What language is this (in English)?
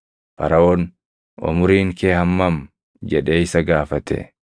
Oromo